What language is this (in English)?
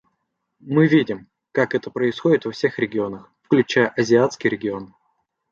Russian